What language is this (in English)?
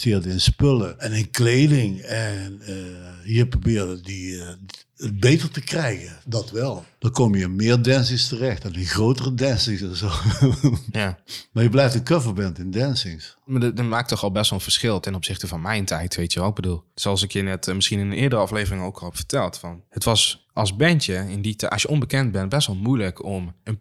Dutch